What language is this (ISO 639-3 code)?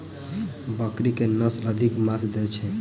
mai